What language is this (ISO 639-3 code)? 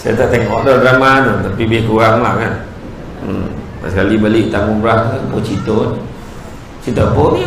msa